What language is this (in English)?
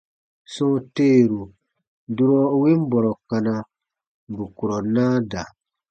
Baatonum